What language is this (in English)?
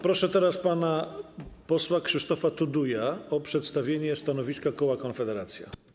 Polish